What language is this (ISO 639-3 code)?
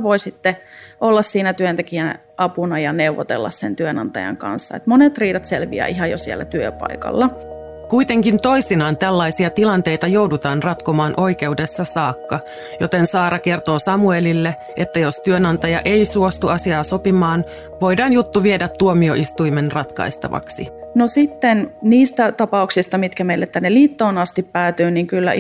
fin